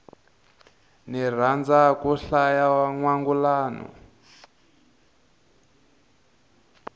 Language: Tsonga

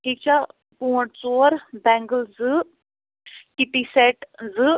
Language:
Kashmiri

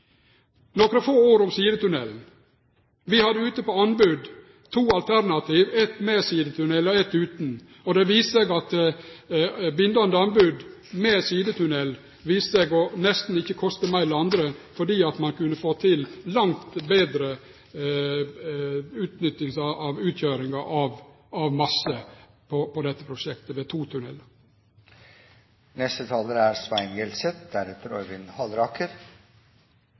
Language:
Norwegian Nynorsk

